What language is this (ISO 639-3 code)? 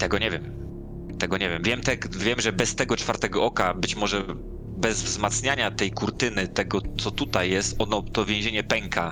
pol